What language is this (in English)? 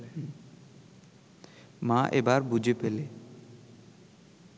Bangla